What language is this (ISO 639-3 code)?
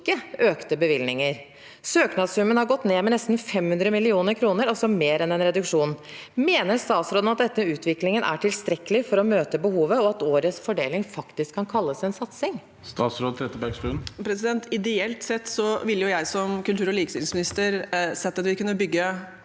nor